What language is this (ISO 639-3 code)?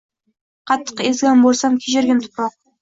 uzb